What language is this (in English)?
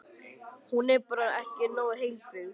Icelandic